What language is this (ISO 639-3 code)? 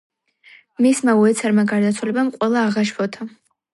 kat